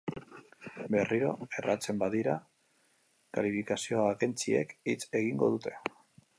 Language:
Basque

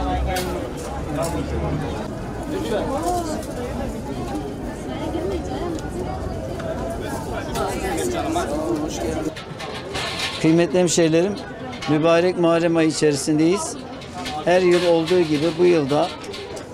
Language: Turkish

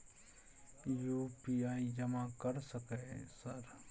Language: Maithili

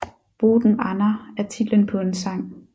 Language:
Danish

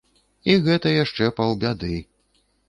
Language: Belarusian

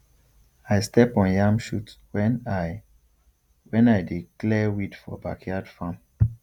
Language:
Nigerian Pidgin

